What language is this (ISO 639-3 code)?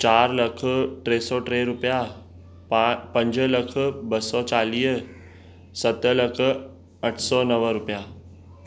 snd